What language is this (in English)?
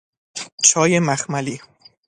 Persian